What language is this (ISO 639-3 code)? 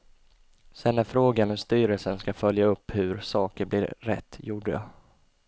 swe